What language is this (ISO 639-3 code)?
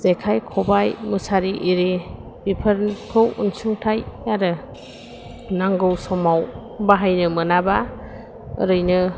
brx